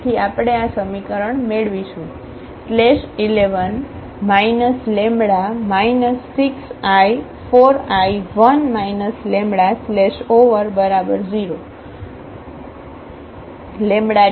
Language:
Gujarati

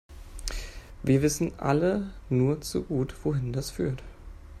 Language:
German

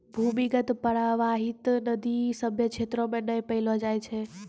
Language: Maithili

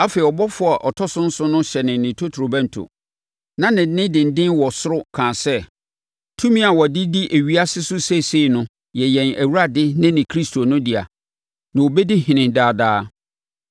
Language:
Akan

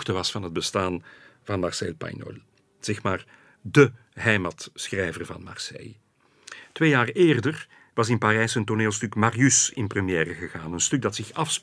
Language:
Dutch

